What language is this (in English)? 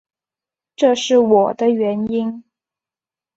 Chinese